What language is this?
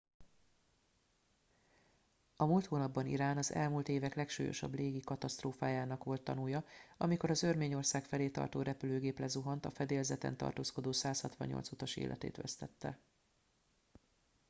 Hungarian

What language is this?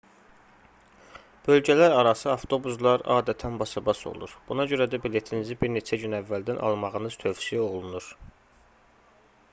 Azerbaijani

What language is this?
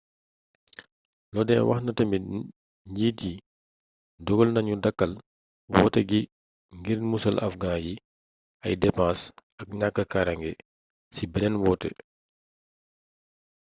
Wolof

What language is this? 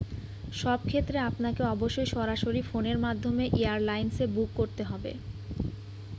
Bangla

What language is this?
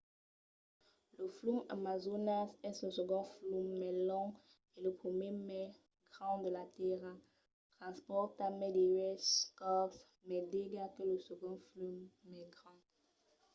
Occitan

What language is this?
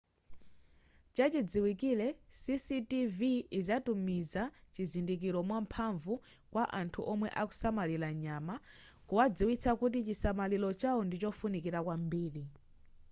Nyanja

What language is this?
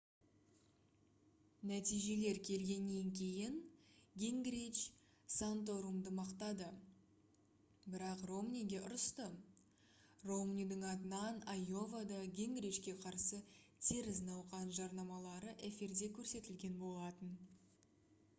Kazakh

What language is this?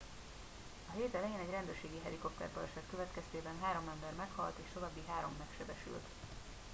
Hungarian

